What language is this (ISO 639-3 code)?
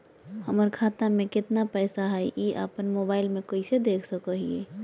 mag